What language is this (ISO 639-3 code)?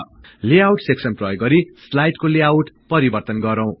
nep